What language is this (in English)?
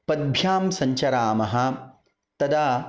Sanskrit